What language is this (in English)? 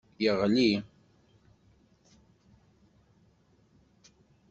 Kabyle